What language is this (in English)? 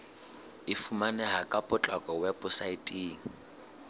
Southern Sotho